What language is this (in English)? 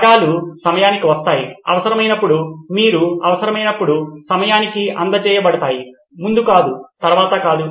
Telugu